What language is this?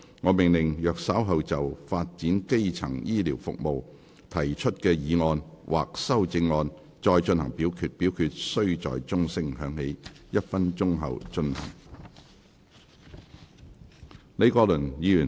Cantonese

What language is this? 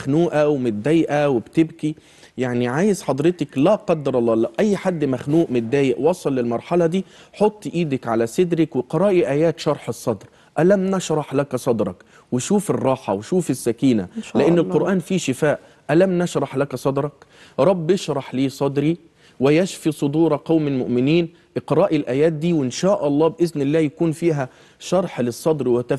Arabic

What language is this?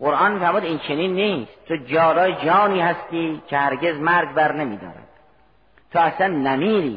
Persian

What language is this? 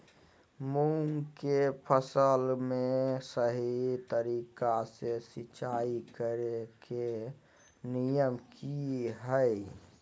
Magahi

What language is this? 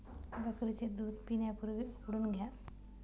Marathi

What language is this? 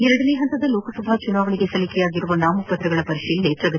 Kannada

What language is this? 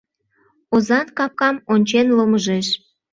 Mari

